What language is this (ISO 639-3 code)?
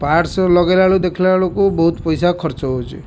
ori